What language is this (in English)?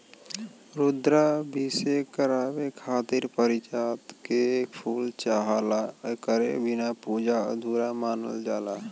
Bhojpuri